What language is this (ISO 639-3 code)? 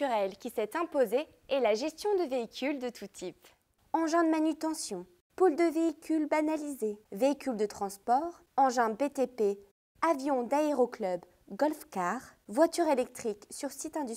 fra